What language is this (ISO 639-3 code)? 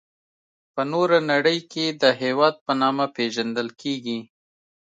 pus